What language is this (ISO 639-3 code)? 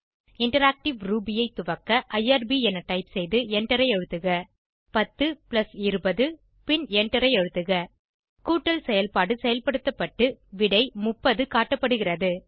tam